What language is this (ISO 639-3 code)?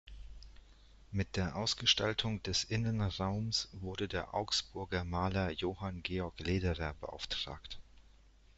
deu